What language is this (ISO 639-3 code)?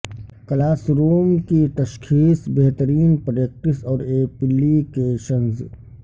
urd